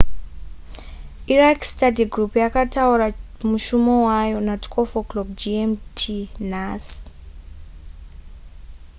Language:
Shona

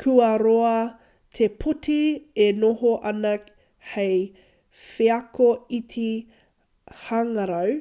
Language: Māori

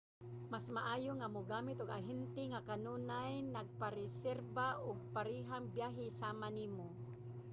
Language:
Cebuano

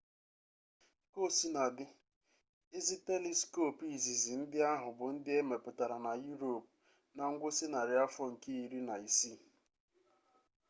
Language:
Igbo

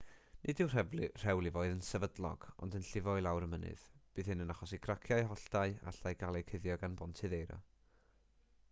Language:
Welsh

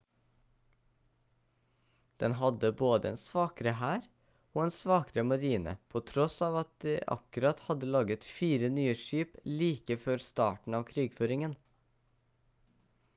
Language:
Norwegian Bokmål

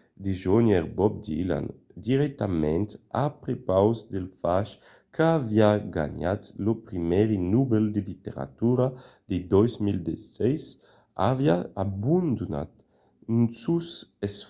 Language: Occitan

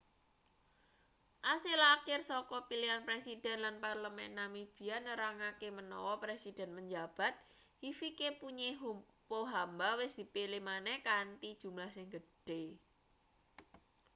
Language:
Javanese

